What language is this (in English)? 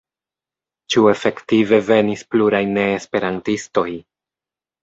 Esperanto